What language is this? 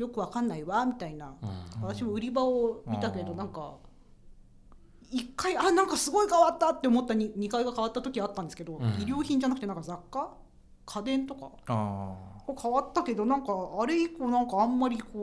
Japanese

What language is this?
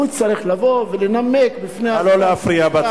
Hebrew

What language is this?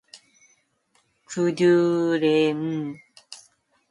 Korean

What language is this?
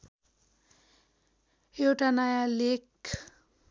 Nepali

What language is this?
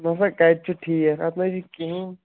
Kashmiri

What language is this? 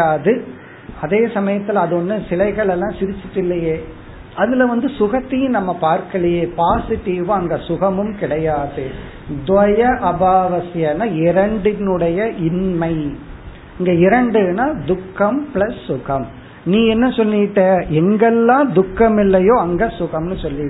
Tamil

